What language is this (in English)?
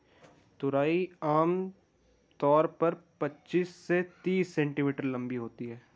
Hindi